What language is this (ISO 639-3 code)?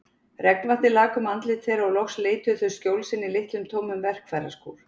isl